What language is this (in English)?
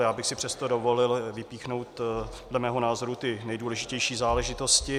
Czech